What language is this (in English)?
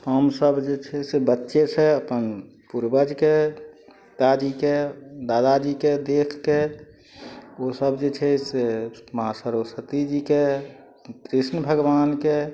Maithili